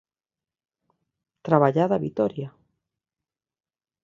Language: Galician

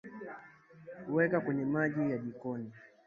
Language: Swahili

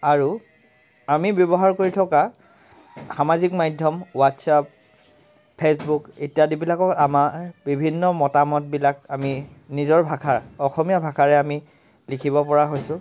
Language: Assamese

